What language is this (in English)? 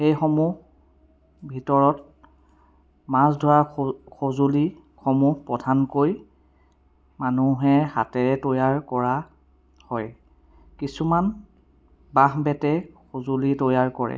Assamese